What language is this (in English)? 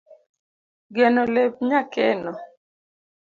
Luo (Kenya and Tanzania)